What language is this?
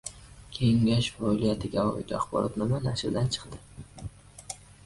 Uzbek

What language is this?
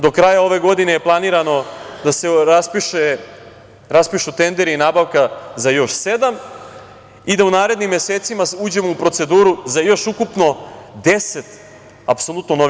Serbian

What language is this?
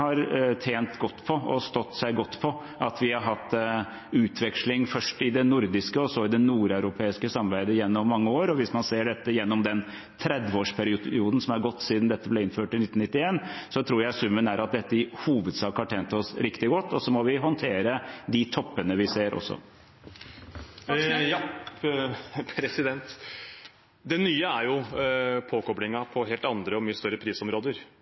Norwegian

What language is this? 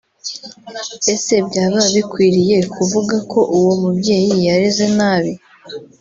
Kinyarwanda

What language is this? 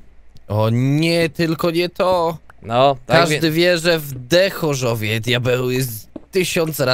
Polish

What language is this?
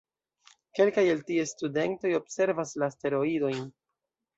Esperanto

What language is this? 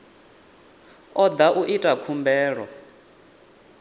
Venda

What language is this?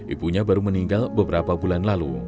Indonesian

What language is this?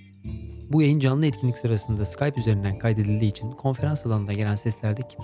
Turkish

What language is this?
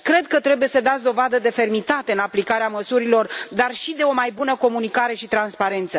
Romanian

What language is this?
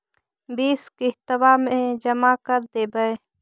Magahi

